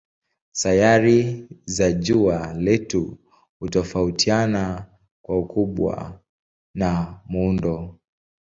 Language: Swahili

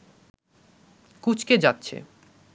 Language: Bangla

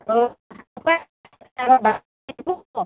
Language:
Assamese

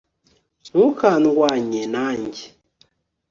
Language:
Kinyarwanda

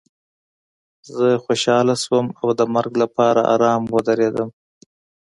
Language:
Pashto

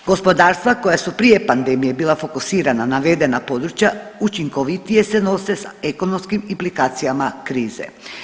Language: Croatian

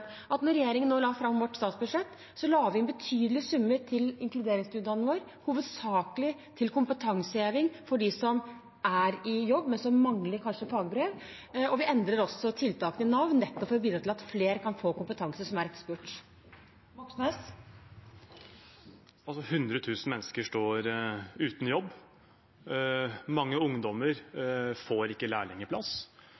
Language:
Norwegian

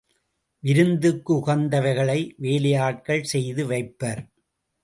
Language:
Tamil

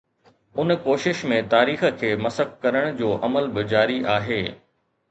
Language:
Sindhi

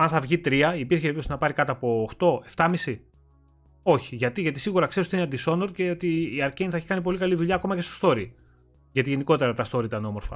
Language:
Greek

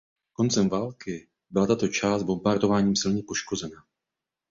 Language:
Czech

